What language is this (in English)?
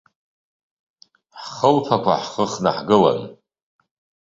Abkhazian